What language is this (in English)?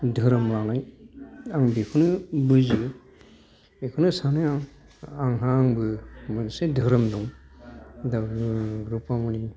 Bodo